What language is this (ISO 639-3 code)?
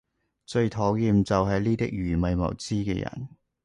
yue